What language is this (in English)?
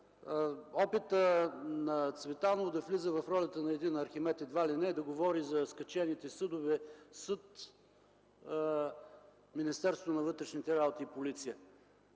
Bulgarian